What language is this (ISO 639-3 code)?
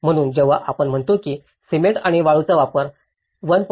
mar